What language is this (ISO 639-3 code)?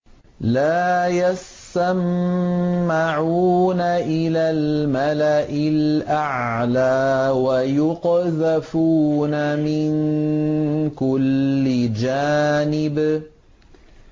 ara